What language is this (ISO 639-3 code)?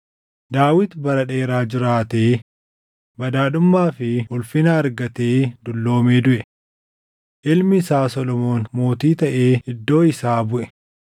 orm